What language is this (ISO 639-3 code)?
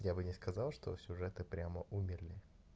rus